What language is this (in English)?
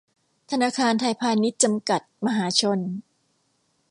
Thai